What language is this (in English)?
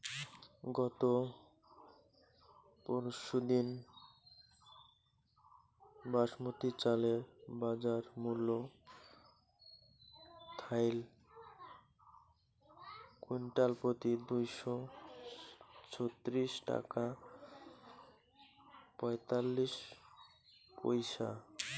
Bangla